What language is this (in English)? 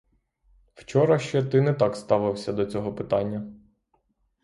Ukrainian